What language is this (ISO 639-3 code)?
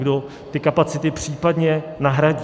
ces